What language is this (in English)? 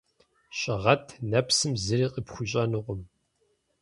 Kabardian